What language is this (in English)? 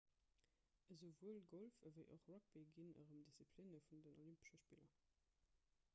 Luxembourgish